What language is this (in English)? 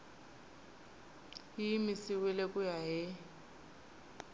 Tsonga